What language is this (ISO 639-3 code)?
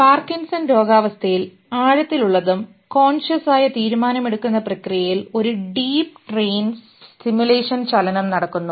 mal